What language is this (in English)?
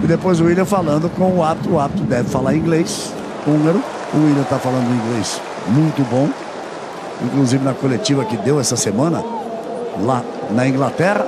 Portuguese